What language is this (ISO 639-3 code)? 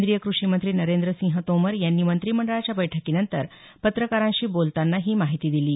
mar